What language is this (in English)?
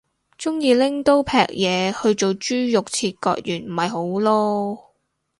Cantonese